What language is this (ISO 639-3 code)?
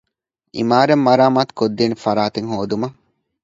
div